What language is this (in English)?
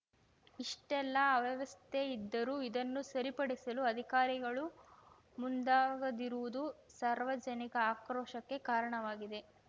Kannada